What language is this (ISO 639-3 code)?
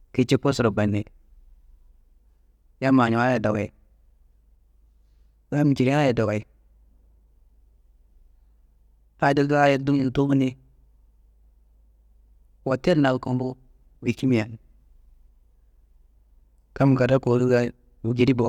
kbl